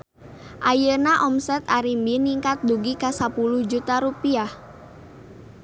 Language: Sundanese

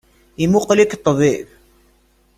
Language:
Kabyle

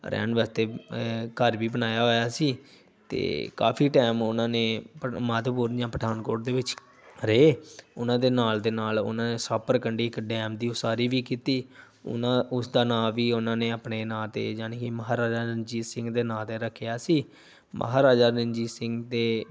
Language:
Punjabi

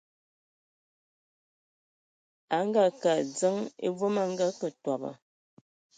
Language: Ewondo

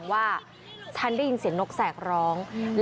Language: Thai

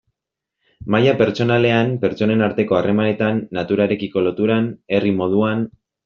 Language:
Basque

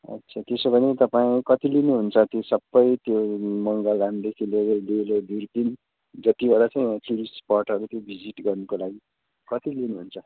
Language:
Nepali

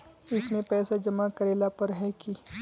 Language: Magahi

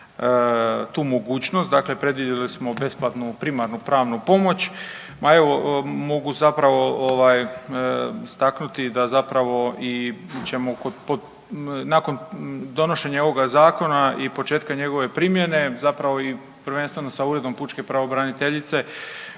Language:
Croatian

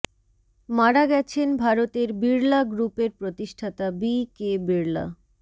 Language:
Bangla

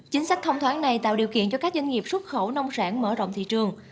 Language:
Vietnamese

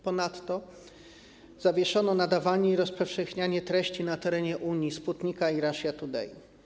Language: Polish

